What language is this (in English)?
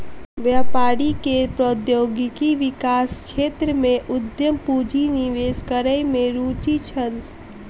Maithili